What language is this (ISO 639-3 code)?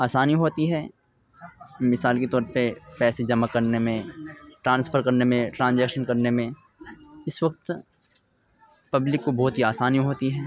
urd